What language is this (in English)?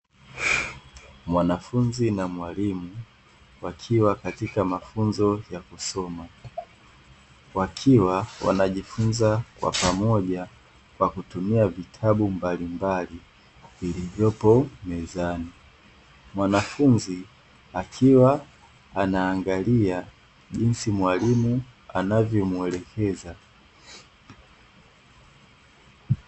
Swahili